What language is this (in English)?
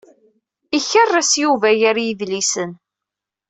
Kabyle